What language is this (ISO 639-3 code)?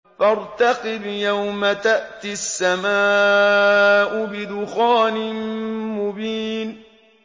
ara